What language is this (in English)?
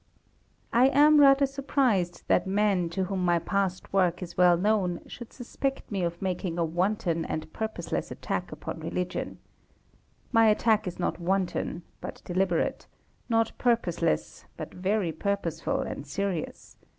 English